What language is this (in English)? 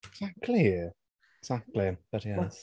English